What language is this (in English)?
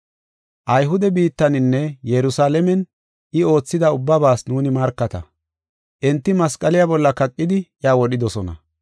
Gofa